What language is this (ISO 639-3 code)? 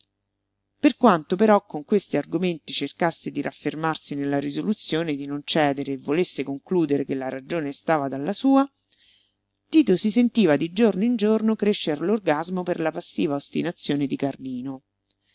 ita